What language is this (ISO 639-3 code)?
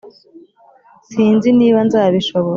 kin